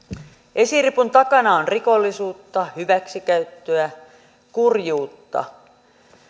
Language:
Finnish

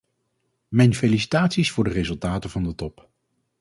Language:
Dutch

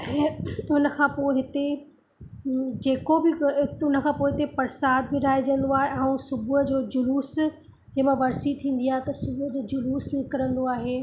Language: Sindhi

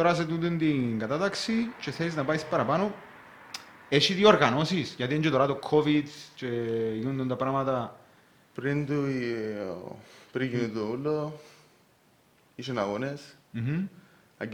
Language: Greek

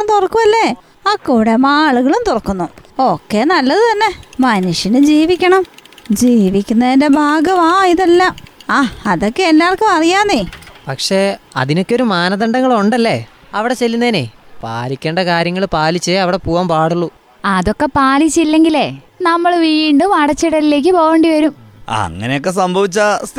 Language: Malayalam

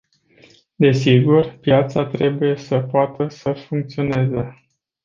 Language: Romanian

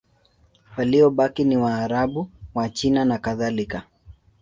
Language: Swahili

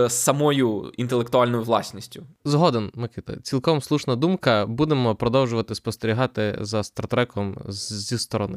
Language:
Ukrainian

